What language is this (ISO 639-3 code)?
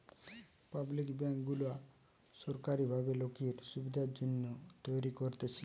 ben